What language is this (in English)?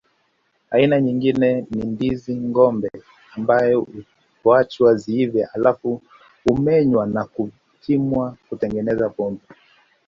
Swahili